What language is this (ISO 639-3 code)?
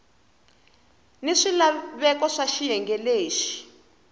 tso